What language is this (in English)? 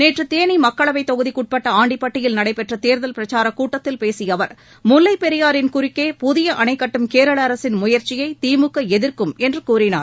Tamil